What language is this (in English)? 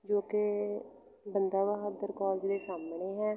Punjabi